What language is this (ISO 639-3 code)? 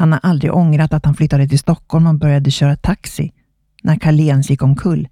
swe